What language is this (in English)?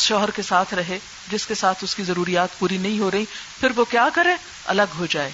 Urdu